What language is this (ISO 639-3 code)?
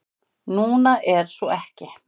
isl